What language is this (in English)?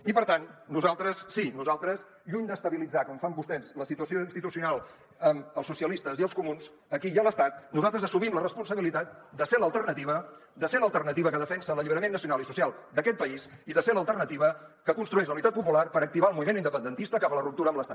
Catalan